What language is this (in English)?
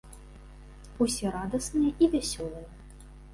Belarusian